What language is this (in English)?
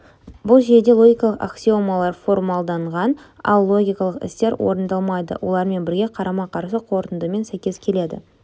Kazakh